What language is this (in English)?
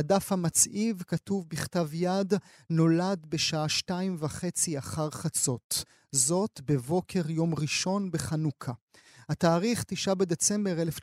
Hebrew